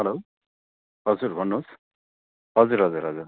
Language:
Nepali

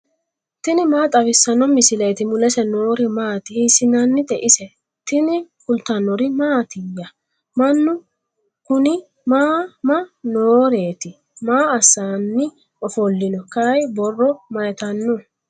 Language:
Sidamo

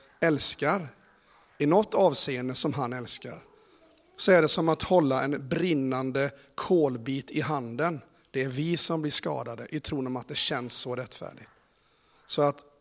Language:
Swedish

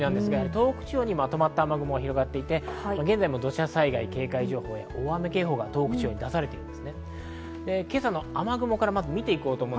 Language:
Japanese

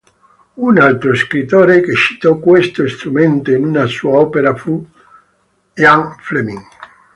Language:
Italian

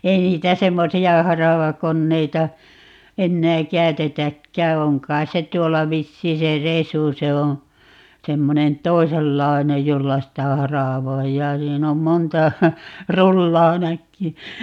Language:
Finnish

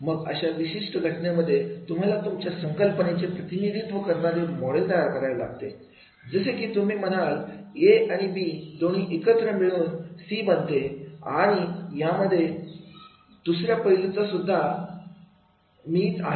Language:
Marathi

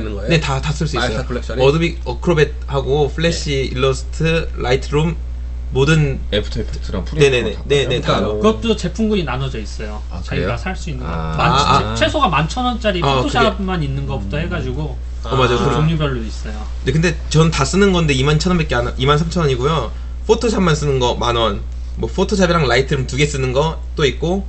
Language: Korean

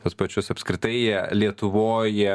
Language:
Lithuanian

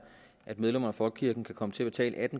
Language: Danish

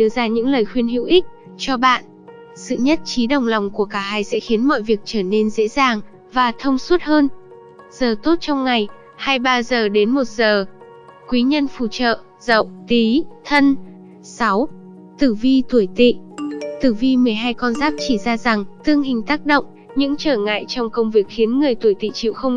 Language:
Vietnamese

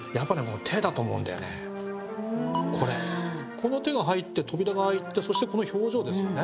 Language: Japanese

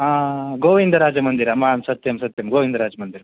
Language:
Sanskrit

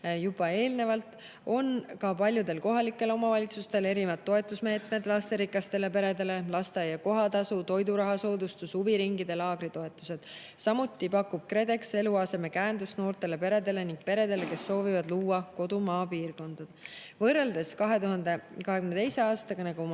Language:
Estonian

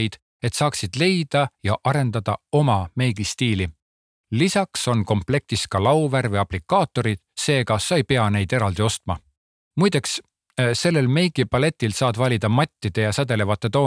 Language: Czech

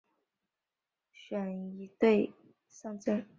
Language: Chinese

